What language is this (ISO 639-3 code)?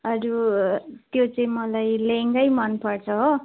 nep